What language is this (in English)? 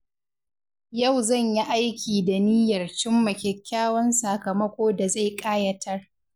Hausa